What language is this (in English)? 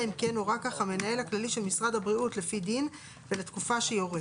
Hebrew